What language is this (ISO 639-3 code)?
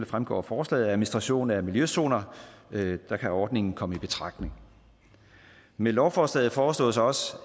dan